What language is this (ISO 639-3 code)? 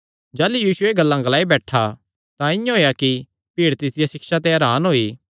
xnr